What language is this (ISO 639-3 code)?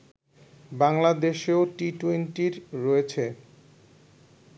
ben